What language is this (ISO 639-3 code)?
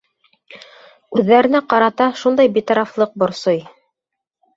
bak